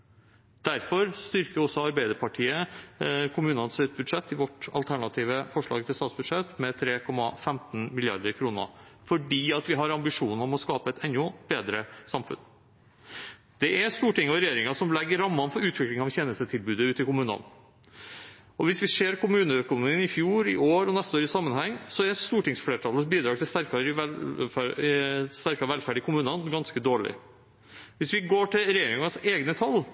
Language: Norwegian Bokmål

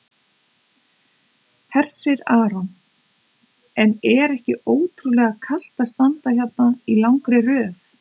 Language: Icelandic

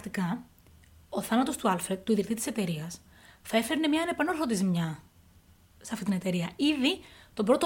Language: Greek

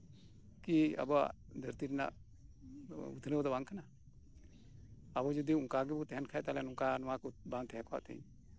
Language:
Santali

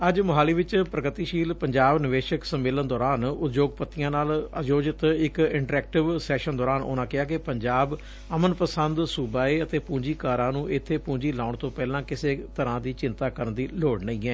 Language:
Punjabi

